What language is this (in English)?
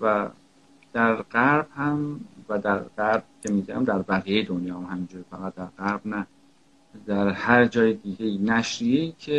Persian